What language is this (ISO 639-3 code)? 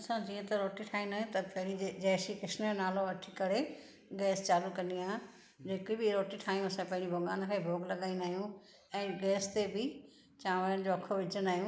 snd